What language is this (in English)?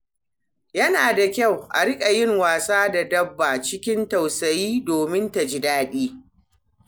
Hausa